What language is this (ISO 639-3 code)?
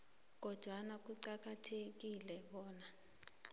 nbl